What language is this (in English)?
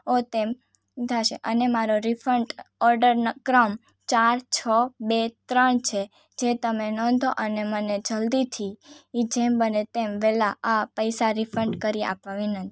Gujarati